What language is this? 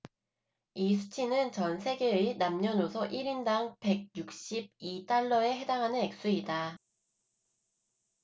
Korean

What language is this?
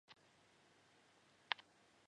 Chinese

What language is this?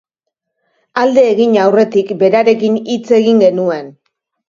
Basque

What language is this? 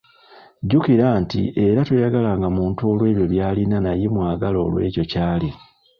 Ganda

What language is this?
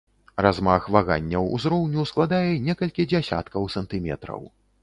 Belarusian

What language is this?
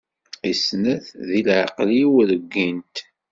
Kabyle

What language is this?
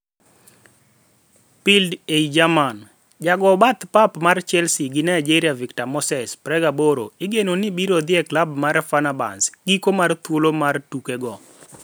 Luo (Kenya and Tanzania)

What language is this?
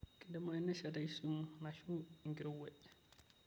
Masai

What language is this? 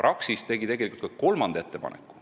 Estonian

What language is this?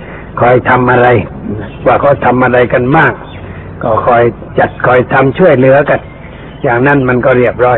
Thai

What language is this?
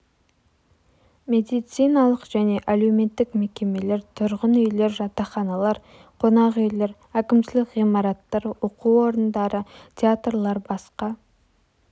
Kazakh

